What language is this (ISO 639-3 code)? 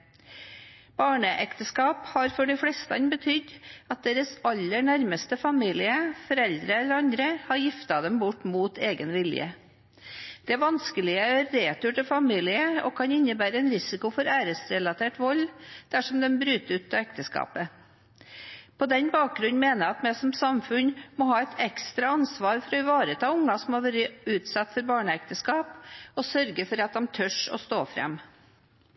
nob